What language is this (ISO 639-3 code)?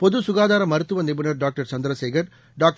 tam